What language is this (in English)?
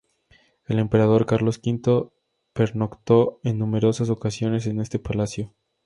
Spanish